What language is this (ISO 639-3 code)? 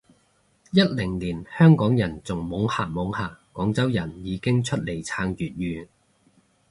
yue